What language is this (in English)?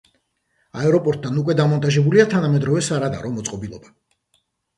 Georgian